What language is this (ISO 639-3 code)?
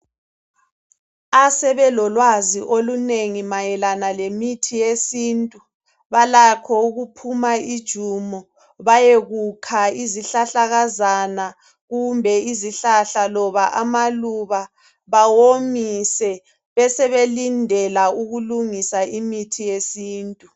nde